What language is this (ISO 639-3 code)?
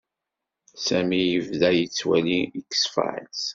kab